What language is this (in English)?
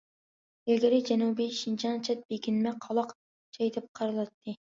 Uyghur